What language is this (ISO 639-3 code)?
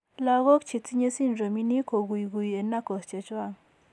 kln